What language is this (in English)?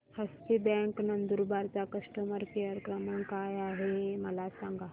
Marathi